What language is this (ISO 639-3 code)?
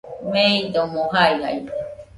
hux